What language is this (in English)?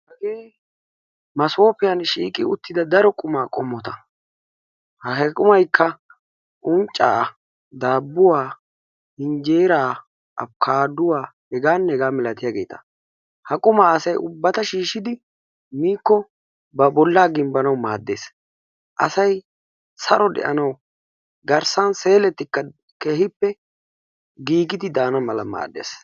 Wolaytta